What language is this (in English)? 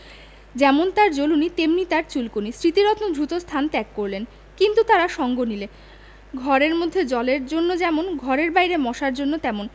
Bangla